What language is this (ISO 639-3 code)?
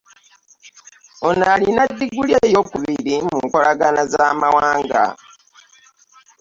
lug